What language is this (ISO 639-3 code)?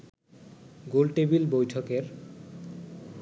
ben